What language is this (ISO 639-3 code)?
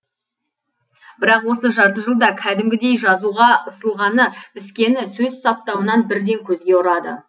kaz